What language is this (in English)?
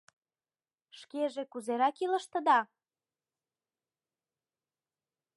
Mari